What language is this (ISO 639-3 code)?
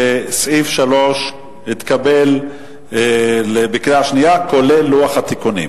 heb